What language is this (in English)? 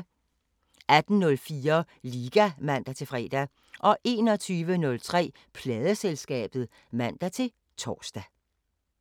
Danish